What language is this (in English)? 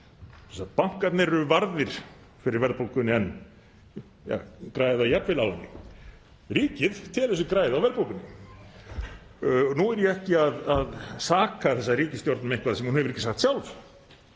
Icelandic